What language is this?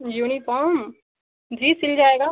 Hindi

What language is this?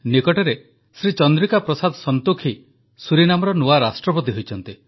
Odia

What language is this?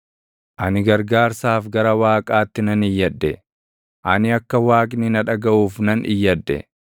Oromo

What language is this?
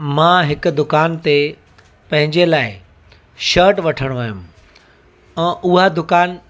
Sindhi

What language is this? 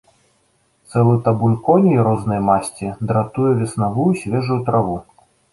Belarusian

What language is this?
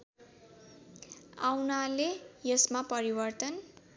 Nepali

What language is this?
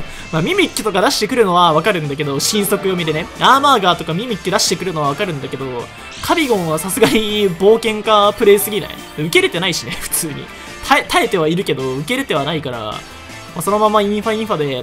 Japanese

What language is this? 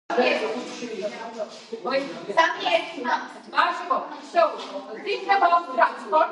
Georgian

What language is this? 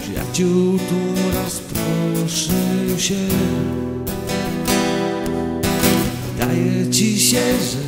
Polish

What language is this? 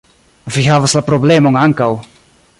Esperanto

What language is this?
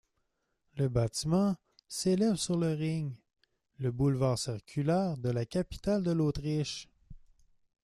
French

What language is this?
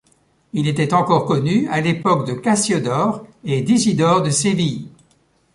French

